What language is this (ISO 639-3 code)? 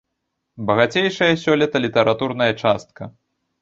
bel